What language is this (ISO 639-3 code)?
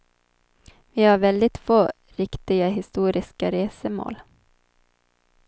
swe